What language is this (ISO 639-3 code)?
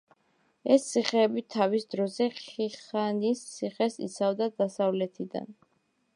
kat